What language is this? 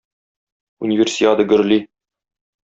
Tatar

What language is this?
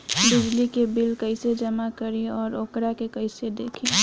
Bhojpuri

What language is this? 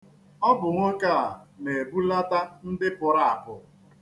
Igbo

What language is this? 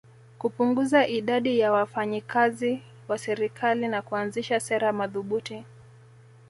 Swahili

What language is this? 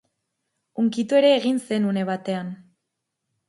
Basque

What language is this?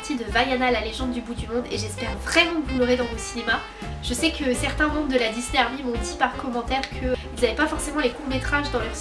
French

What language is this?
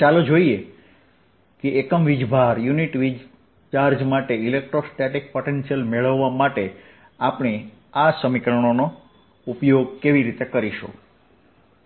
Gujarati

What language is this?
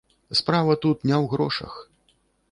Belarusian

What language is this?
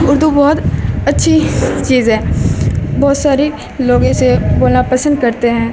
Urdu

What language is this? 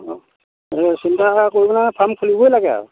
Assamese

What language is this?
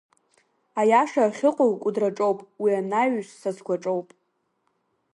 Abkhazian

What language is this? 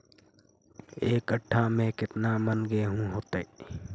Magahi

